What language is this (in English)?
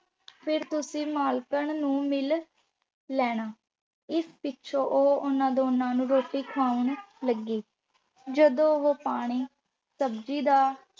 Punjabi